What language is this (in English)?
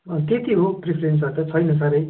Nepali